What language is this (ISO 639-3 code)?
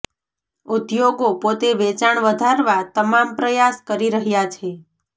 guj